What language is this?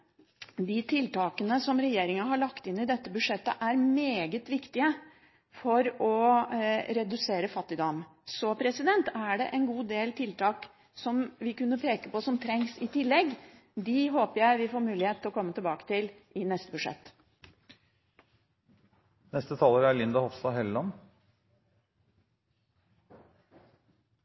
Norwegian Bokmål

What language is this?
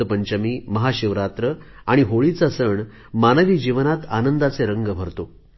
Marathi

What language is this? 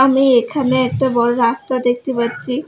Bangla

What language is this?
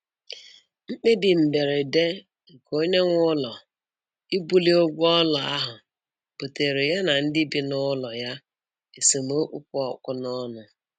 Igbo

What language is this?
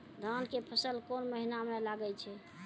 Maithili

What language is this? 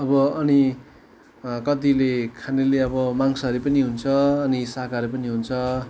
Nepali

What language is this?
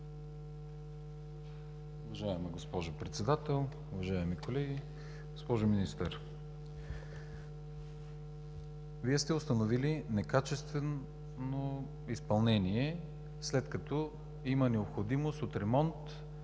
Bulgarian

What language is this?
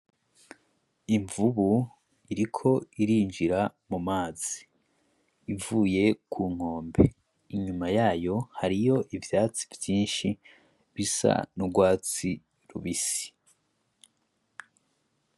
Rundi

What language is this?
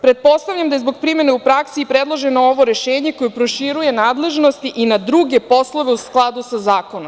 Serbian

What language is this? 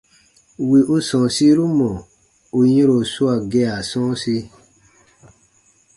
Baatonum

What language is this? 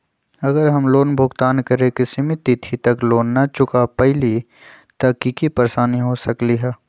Magahi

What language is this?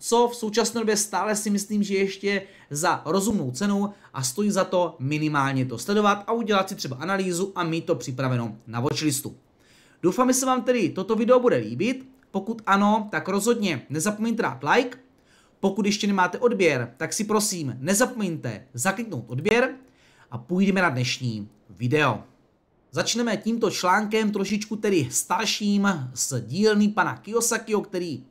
Czech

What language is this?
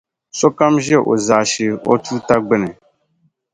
Dagbani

